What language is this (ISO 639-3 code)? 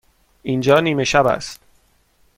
fas